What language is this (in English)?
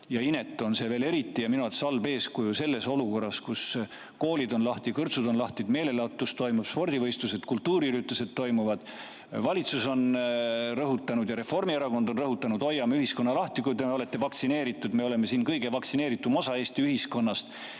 Estonian